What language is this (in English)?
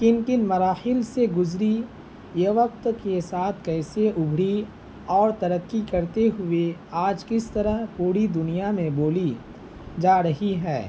Urdu